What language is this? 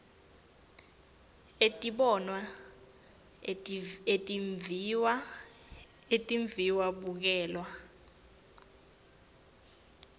Swati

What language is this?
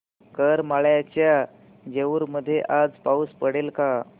Marathi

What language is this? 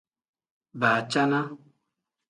Tem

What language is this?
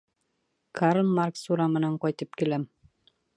Bashkir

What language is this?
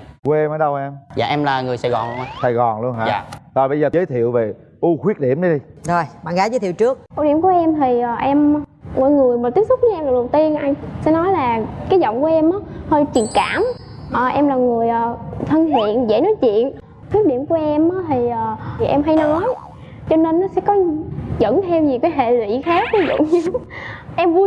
Vietnamese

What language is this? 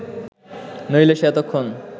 Bangla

